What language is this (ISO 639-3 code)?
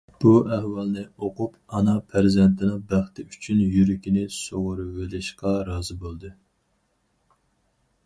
uig